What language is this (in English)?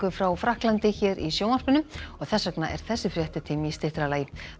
Icelandic